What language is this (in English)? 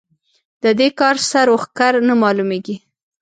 Pashto